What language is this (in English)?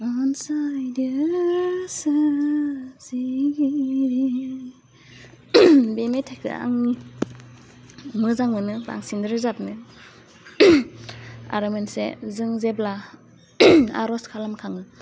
Bodo